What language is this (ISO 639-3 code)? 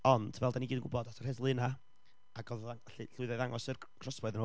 cym